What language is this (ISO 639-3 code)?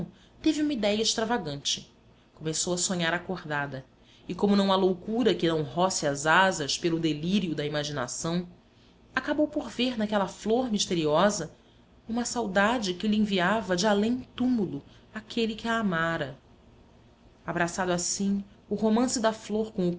por